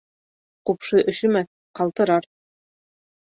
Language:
Bashkir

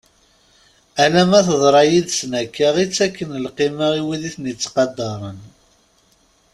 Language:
Kabyle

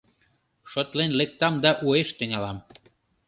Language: Mari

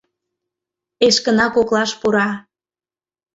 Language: Mari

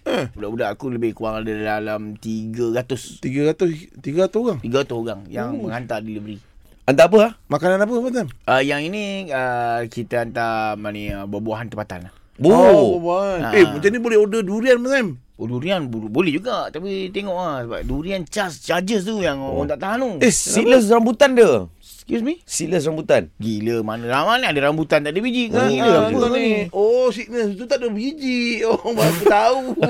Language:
Malay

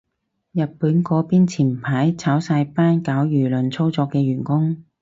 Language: Cantonese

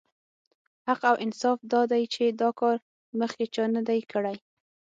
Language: Pashto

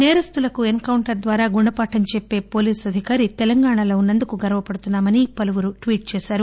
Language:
Telugu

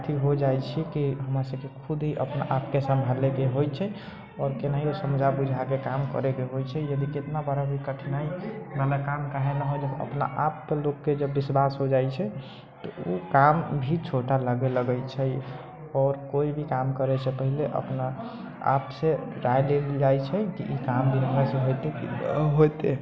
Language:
Maithili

